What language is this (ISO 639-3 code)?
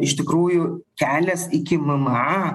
lit